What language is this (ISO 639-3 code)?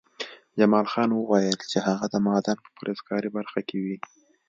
pus